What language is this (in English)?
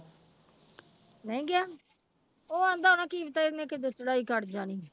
Punjabi